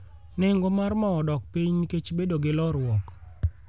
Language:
Luo (Kenya and Tanzania)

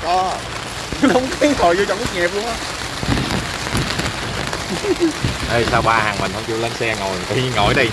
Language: Vietnamese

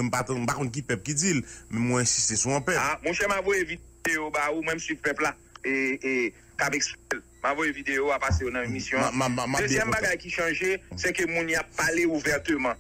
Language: French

